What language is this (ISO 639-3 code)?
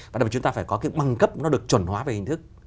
vie